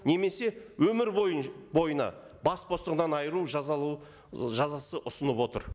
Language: Kazakh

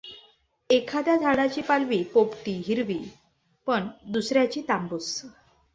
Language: Marathi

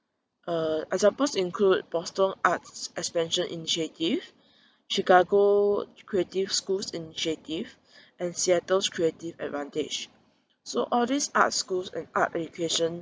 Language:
English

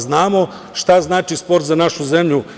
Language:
Serbian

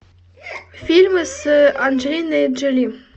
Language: Russian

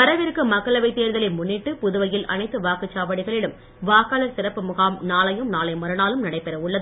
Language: Tamil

